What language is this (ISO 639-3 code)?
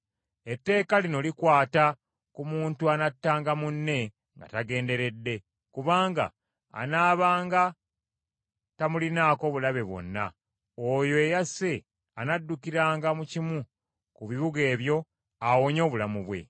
lug